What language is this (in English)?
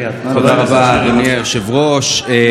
Hebrew